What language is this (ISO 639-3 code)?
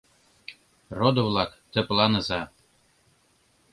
chm